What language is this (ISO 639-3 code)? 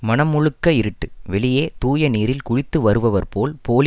tam